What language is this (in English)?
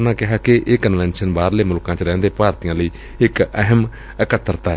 Punjabi